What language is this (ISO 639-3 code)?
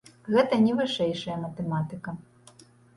bel